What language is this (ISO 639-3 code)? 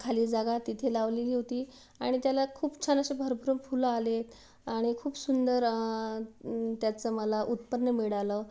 mar